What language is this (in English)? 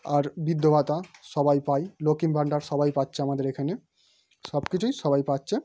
Bangla